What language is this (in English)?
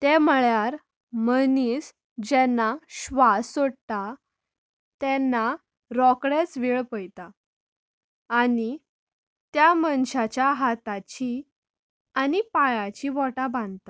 Konkani